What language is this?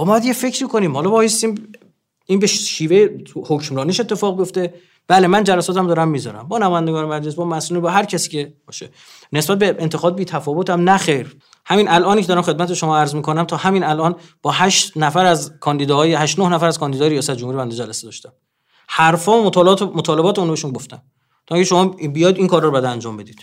Persian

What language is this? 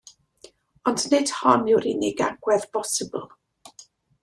Welsh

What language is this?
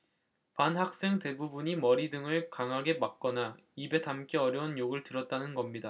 Korean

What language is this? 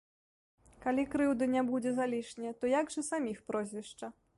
Belarusian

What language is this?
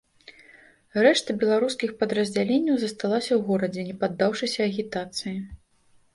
Belarusian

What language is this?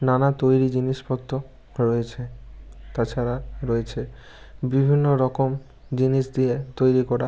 Bangla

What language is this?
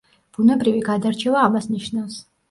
Georgian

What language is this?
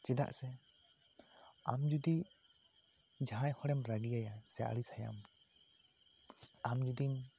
Santali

